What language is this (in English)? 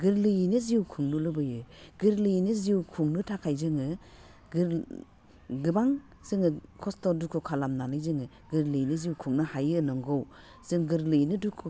Bodo